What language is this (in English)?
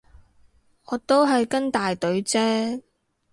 Cantonese